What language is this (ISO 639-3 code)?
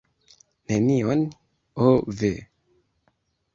epo